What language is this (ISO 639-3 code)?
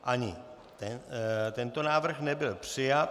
ces